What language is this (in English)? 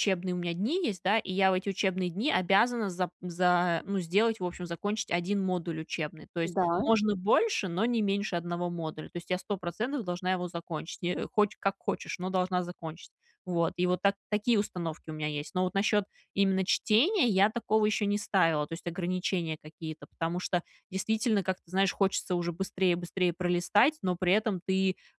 Russian